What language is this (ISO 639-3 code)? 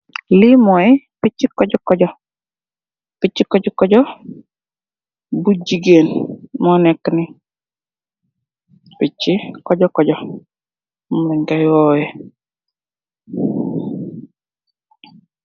wol